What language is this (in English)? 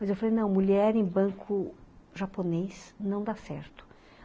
Portuguese